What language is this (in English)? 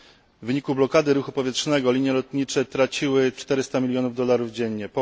Polish